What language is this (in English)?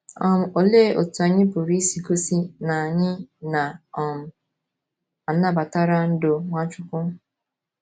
Igbo